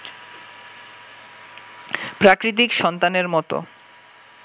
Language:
Bangla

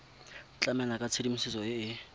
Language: Tswana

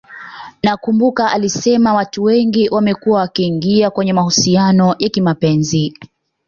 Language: Swahili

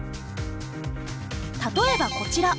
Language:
Japanese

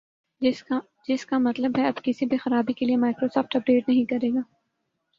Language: Urdu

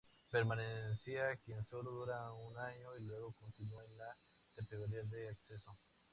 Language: Spanish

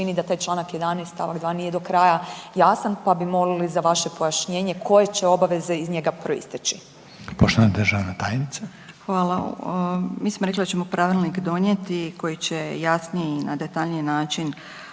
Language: Croatian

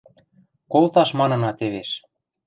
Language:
Western Mari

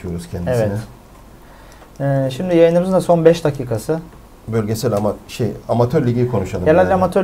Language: Turkish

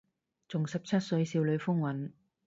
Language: Cantonese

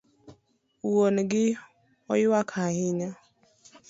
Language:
Luo (Kenya and Tanzania)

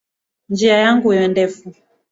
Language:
Swahili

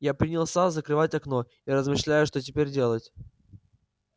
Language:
Russian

